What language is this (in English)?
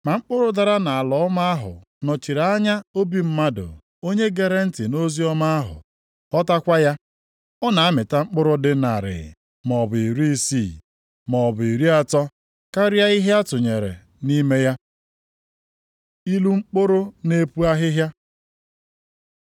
Igbo